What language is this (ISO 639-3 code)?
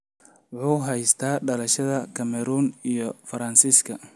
som